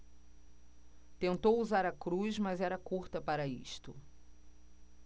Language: Portuguese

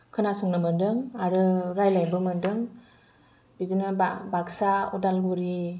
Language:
Bodo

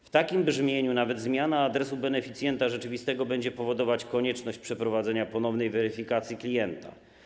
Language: Polish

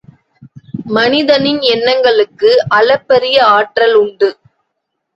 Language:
Tamil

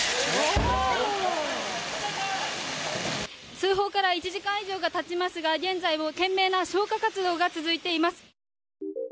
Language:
Japanese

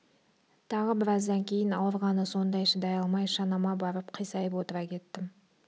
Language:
Kazakh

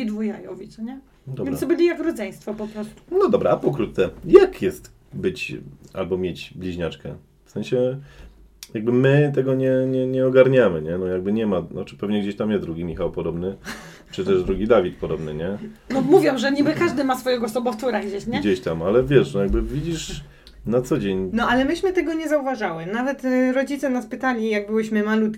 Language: Polish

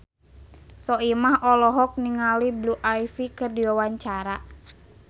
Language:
Sundanese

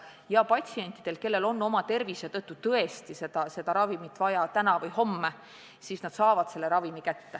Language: Estonian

